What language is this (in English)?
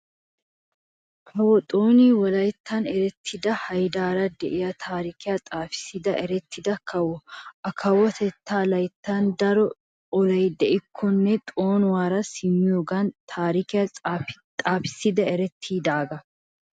Wolaytta